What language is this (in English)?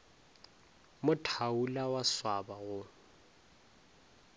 Northern Sotho